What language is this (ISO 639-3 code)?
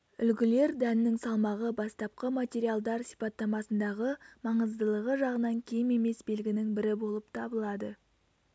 kaz